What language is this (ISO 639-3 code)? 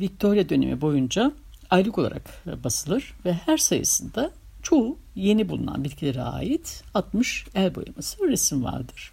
tur